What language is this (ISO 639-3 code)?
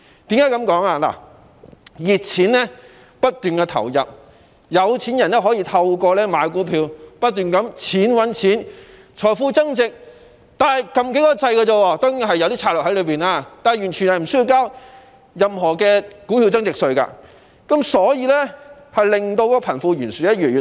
yue